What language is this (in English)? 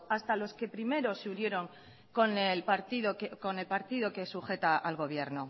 Spanish